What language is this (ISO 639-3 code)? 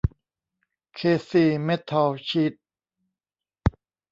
tha